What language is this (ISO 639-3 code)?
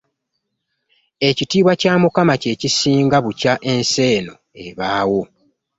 lug